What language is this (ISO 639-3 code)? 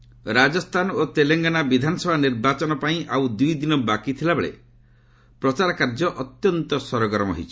ori